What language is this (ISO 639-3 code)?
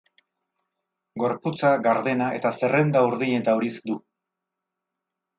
eus